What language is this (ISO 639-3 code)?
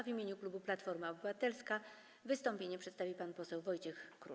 pol